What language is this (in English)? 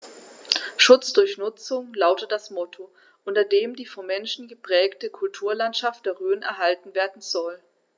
German